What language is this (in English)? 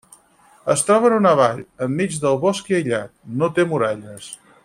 Catalan